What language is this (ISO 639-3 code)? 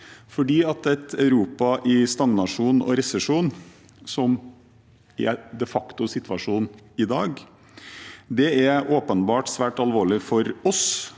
nor